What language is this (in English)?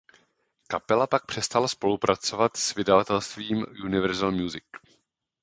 Czech